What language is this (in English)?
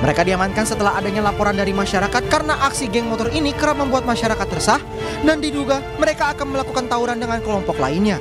Indonesian